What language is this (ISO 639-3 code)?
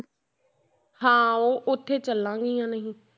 pan